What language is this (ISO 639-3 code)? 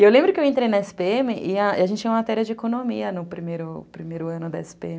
por